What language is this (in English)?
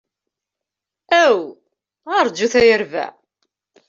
Kabyle